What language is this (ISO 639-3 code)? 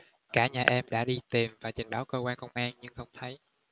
vie